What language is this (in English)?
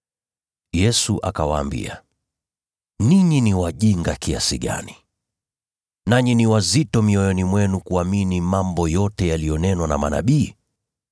Swahili